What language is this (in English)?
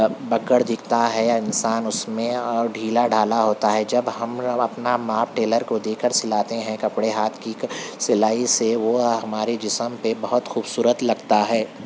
Urdu